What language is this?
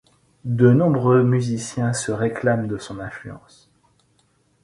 French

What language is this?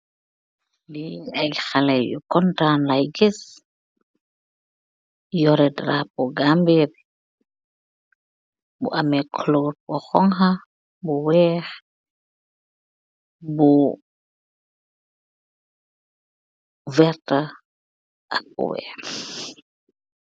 Wolof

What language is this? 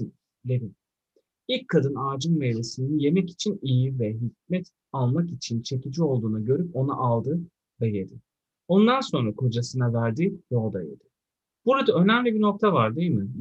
Turkish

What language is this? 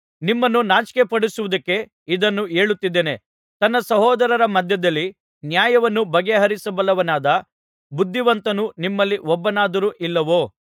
Kannada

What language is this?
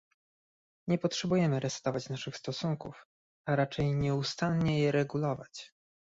Polish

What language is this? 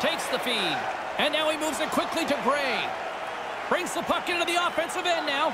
English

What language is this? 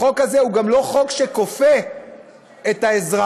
Hebrew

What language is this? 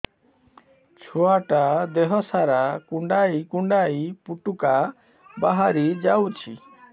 Odia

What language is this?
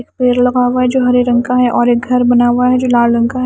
Hindi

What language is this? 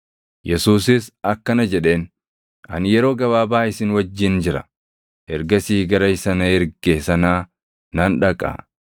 Oromo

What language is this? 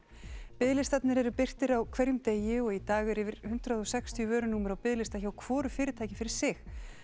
Icelandic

